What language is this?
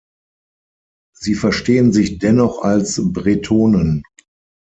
German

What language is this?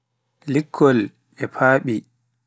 Pular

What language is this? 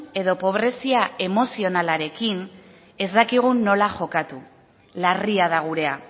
Basque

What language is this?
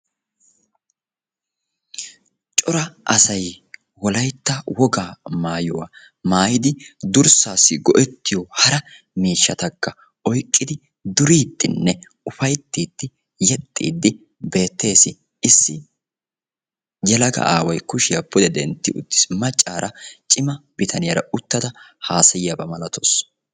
Wolaytta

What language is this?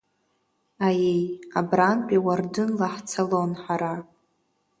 Abkhazian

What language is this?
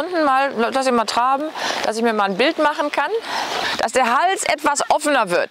German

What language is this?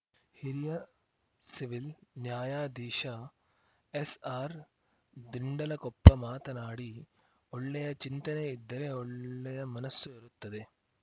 Kannada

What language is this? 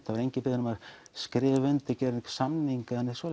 Icelandic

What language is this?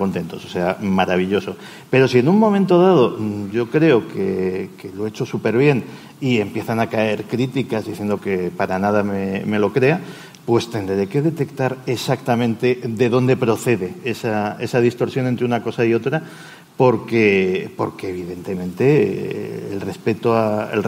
Spanish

